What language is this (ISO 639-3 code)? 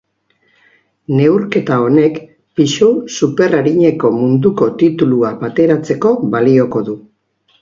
eus